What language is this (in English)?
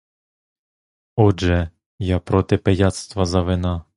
Ukrainian